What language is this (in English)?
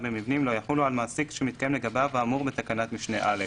Hebrew